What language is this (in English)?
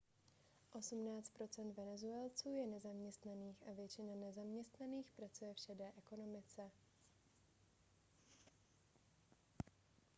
Czech